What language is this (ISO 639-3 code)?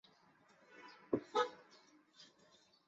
zho